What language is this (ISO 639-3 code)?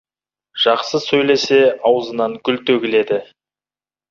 kaz